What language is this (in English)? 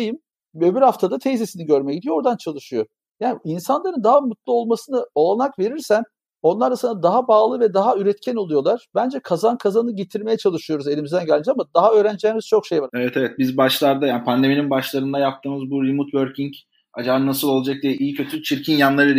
Turkish